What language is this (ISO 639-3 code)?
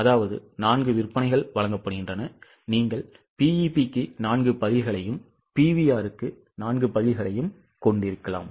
tam